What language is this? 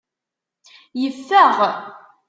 Kabyle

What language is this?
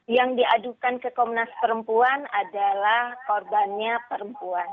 Indonesian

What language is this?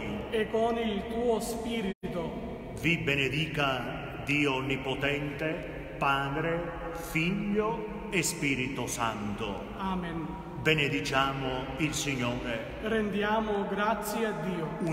Italian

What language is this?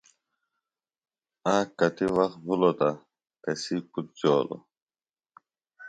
Phalura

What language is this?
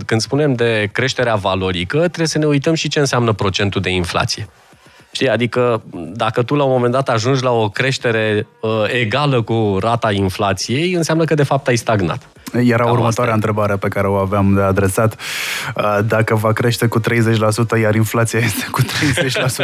Romanian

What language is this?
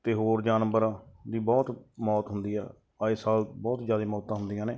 Punjabi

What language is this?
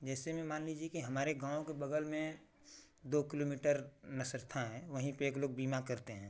Hindi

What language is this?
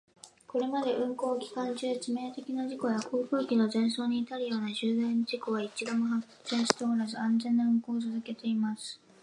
Japanese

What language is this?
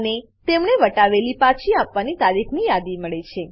Gujarati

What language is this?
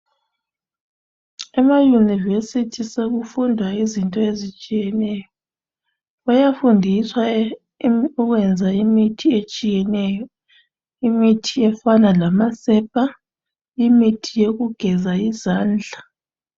North Ndebele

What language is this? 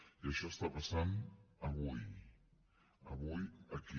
Catalan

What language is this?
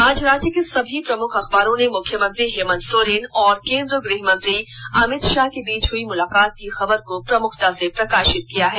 Hindi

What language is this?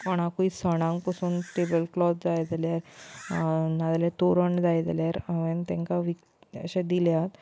Konkani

